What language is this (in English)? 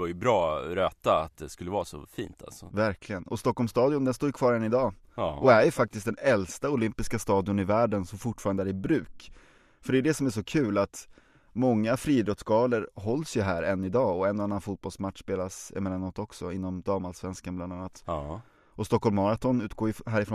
Swedish